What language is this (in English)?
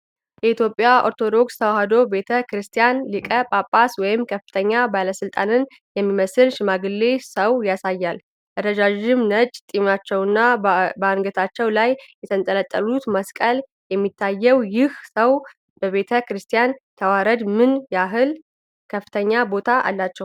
Amharic